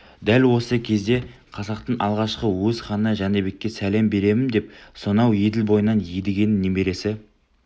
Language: Kazakh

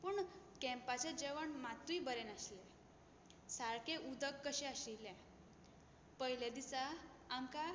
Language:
Konkani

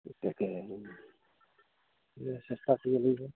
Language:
Assamese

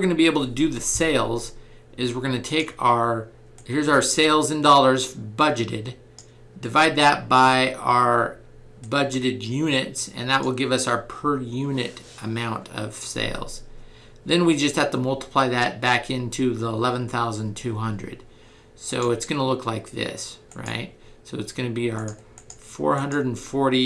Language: English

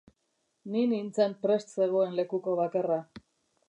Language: Basque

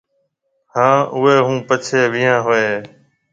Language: Marwari (Pakistan)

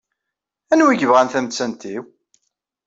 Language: Kabyle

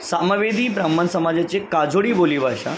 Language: Marathi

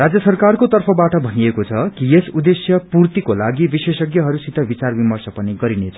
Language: Nepali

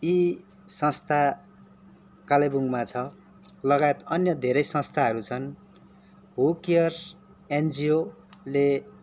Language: Nepali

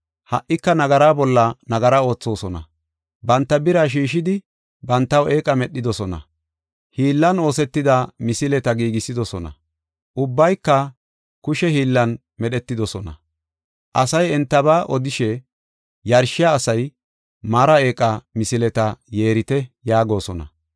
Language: Gofa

